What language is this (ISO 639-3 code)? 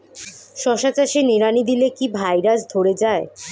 ben